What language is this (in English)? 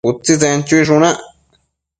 Matsés